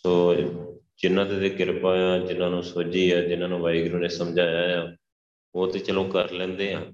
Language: Punjabi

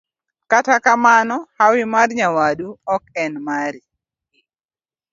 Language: Luo (Kenya and Tanzania)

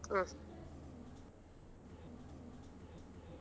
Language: Kannada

